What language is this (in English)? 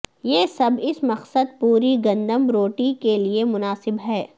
Urdu